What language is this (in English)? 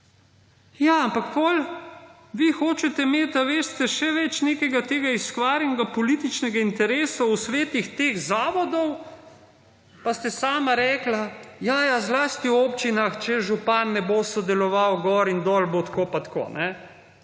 Slovenian